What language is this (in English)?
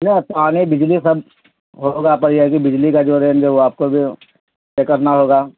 Urdu